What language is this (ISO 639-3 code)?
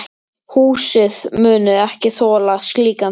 isl